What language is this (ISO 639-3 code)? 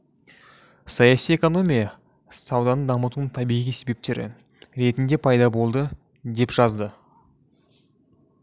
kaz